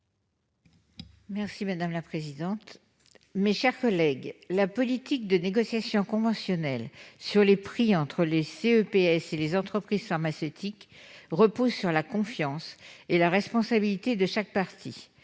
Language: French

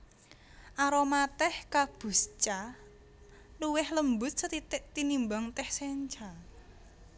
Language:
Javanese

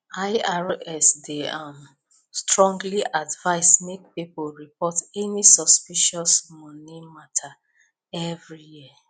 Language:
Nigerian Pidgin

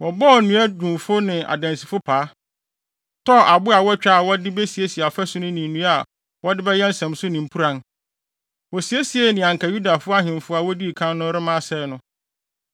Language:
Akan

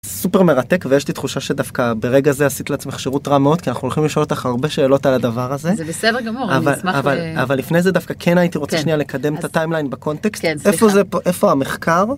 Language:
Hebrew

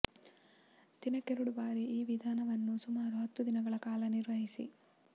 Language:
Kannada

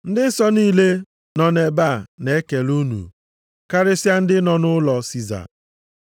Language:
Igbo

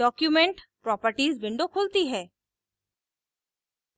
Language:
Hindi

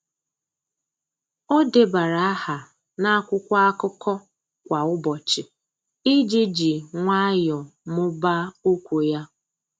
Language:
Igbo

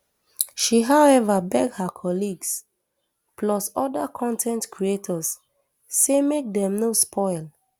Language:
Nigerian Pidgin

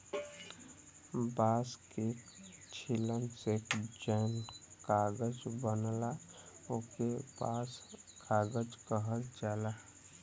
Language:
Bhojpuri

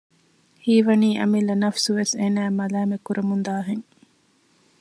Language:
Divehi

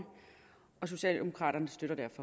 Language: Danish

